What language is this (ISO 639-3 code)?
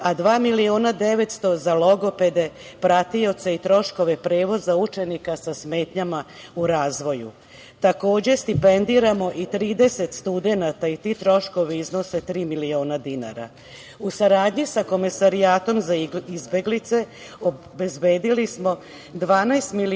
srp